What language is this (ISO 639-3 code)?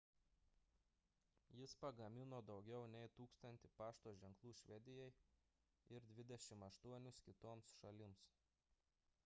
lit